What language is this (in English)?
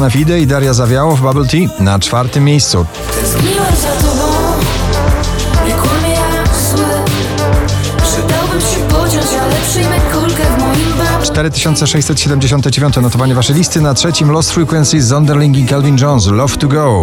Polish